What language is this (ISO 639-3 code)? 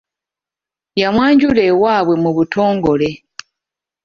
lug